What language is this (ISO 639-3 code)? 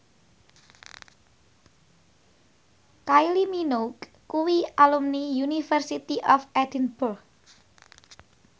jav